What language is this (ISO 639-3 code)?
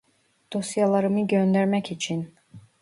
tur